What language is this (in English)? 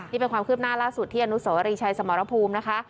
Thai